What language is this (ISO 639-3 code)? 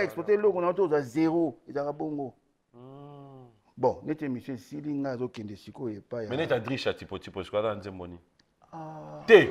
fra